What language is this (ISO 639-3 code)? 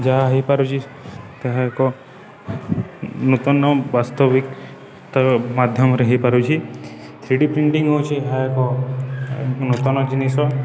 ori